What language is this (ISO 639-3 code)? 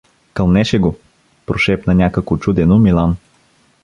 bul